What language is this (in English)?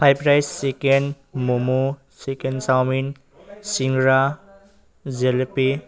Assamese